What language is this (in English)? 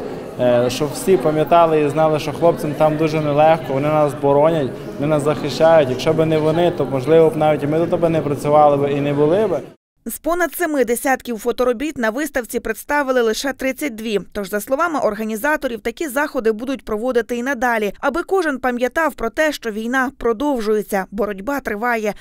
Ukrainian